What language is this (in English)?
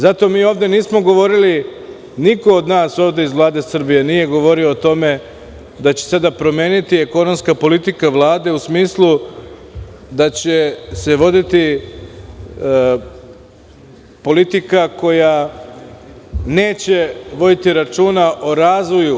Serbian